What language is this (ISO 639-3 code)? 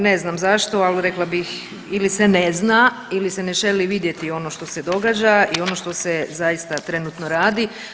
hrv